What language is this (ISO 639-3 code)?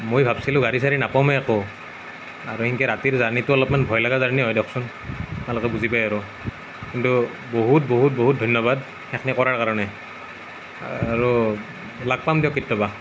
asm